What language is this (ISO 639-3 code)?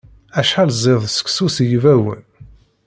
kab